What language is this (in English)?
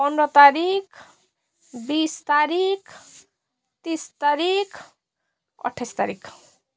Nepali